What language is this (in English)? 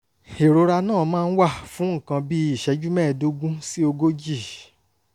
Yoruba